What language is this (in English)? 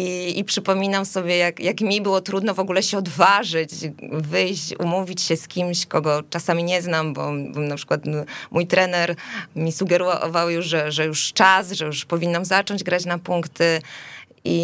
Polish